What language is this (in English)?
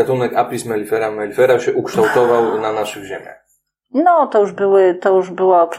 Polish